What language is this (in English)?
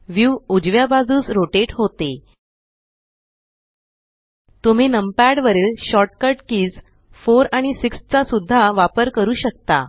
Marathi